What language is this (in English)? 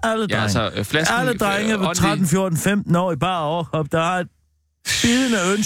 Danish